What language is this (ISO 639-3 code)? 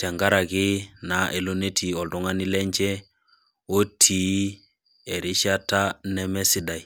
mas